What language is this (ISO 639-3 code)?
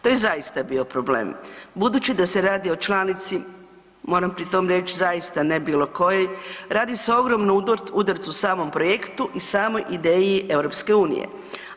hrv